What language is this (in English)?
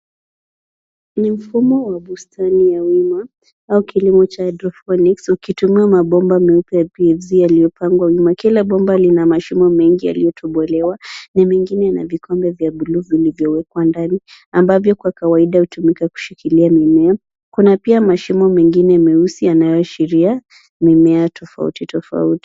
Swahili